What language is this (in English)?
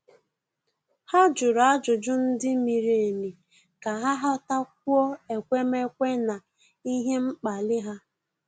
Igbo